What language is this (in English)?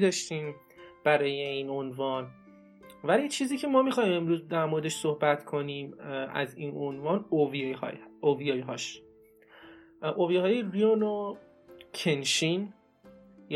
Persian